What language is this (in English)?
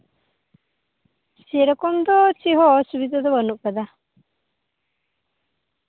Santali